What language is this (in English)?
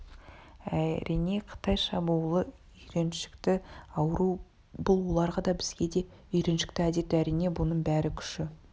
Kazakh